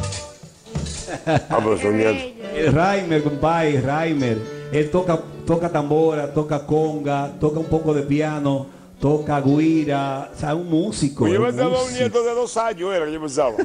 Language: Spanish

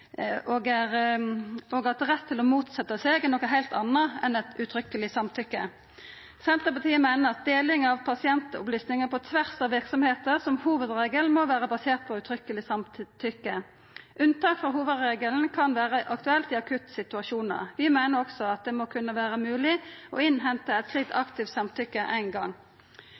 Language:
Norwegian Nynorsk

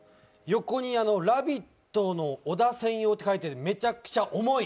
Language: Japanese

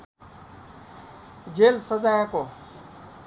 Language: Nepali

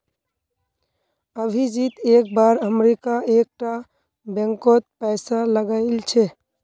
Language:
Magahi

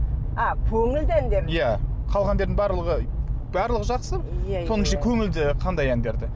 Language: Kazakh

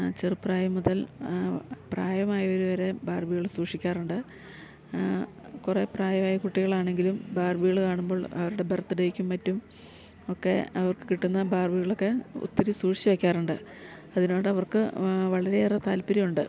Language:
Malayalam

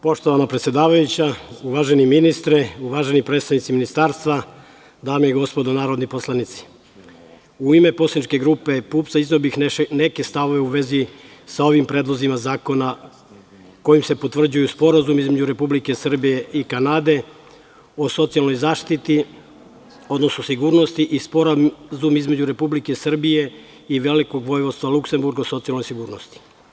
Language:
Serbian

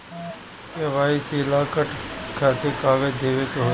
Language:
Bhojpuri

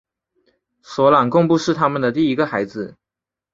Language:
Chinese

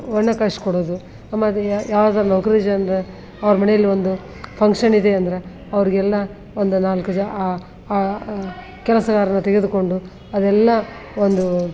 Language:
Kannada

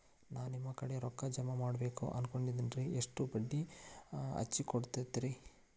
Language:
Kannada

